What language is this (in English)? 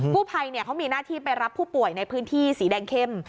Thai